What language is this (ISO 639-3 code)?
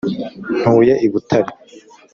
kin